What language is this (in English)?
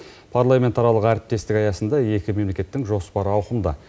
Kazakh